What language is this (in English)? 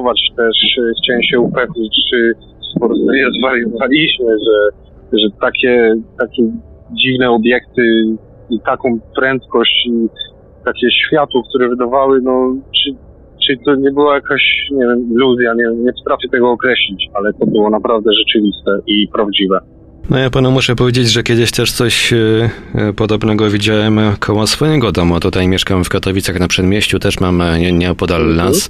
Polish